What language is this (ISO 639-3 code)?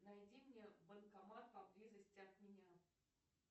rus